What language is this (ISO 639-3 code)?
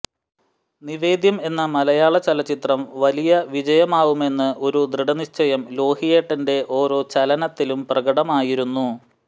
mal